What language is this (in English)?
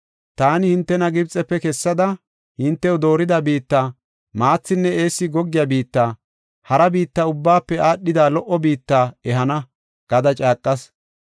Gofa